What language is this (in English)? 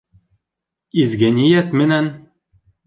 Bashkir